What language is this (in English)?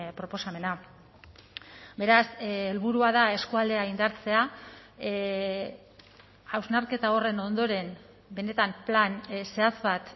Basque